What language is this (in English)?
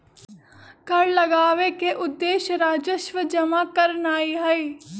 Magahi